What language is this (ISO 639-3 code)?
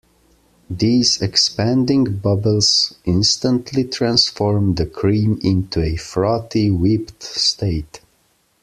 eng